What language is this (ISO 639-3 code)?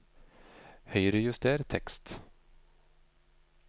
nor